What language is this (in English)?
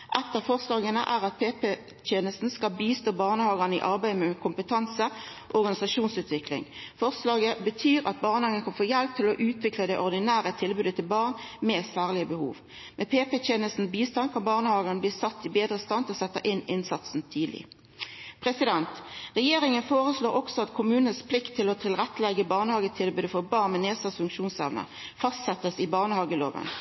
Norwegian Nynorsk